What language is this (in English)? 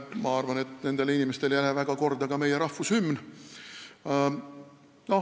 Estonian